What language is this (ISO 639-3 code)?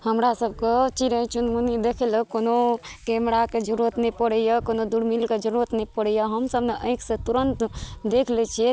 mai